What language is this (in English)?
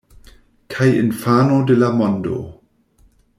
Esperanto